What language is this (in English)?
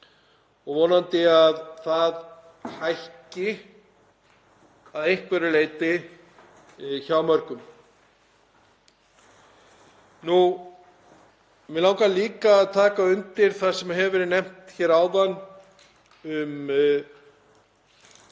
Icelandic